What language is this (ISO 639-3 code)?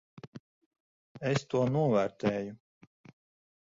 lav